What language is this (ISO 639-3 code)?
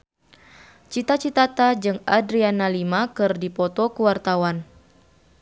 sun